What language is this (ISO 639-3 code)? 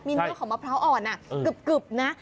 tha